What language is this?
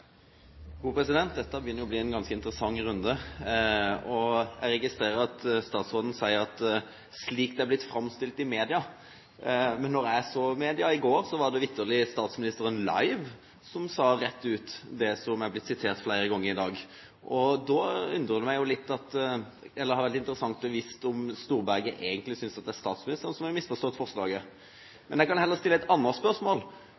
Norwegian Bokmål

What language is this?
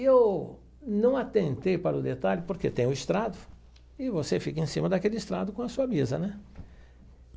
Portuguese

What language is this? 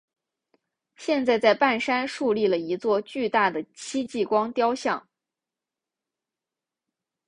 Chinese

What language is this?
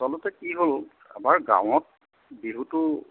Assamese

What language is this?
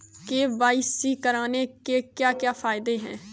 Hindi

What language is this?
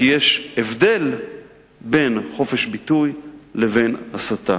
Hebrew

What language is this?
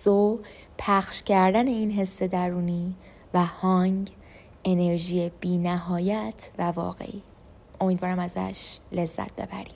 Persian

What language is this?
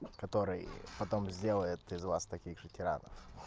Russian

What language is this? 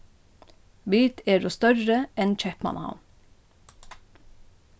Faroese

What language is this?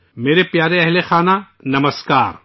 Urdu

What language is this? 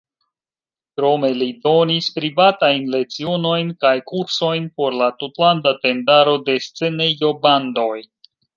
Esperanto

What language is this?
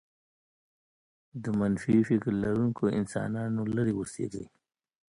Pashto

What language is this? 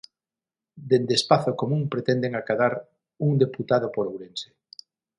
Galician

